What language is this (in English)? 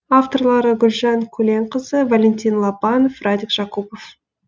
Kazakh